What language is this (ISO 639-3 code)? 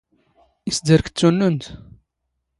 zgh